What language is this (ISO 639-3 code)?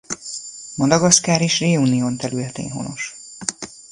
hun